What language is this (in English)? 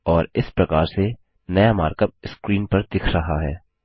Hindi